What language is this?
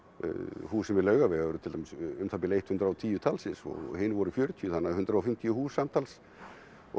Icelandic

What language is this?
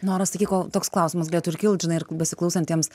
Lithuanian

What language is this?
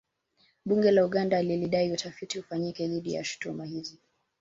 Swahili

